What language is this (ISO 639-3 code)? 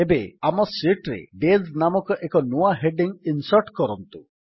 ori